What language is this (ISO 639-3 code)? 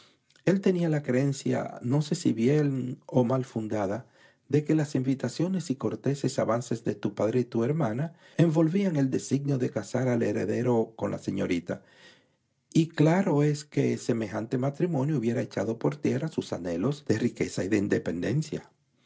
spa